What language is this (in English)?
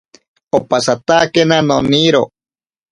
Ashéninka Perené